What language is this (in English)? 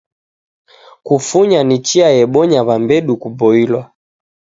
Taita